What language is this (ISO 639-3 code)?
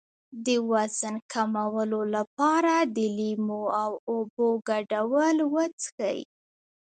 pus